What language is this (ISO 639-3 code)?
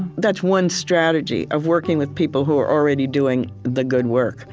eng